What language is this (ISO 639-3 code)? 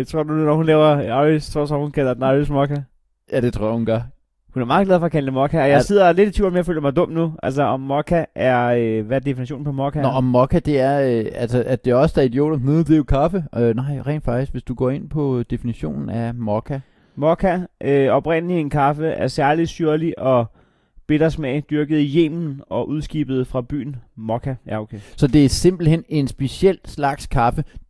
dan